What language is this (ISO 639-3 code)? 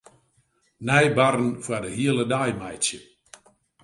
fry